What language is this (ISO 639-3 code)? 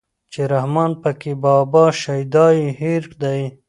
pus